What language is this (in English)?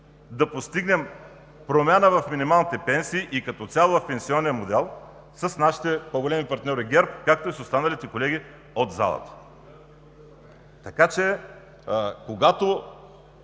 Bulgarian